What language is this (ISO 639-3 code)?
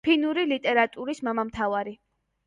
kat